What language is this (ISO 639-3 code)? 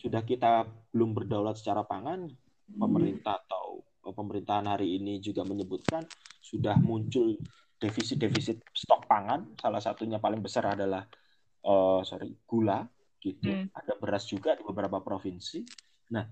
ind